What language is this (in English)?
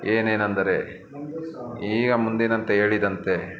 Kannada